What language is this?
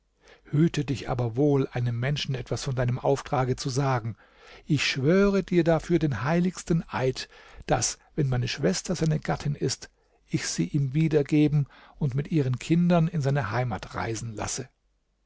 German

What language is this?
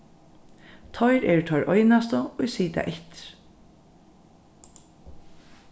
Faroese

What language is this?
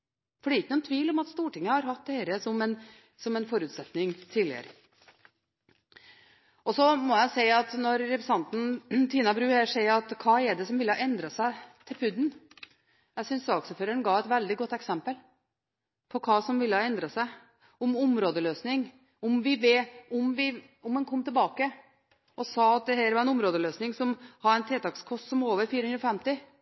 Norwegian Bokmål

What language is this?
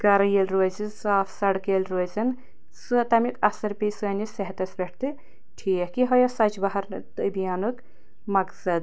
Kashmiri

